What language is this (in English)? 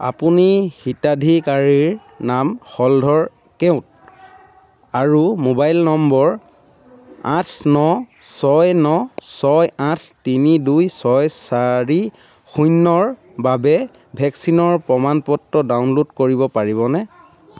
Assamese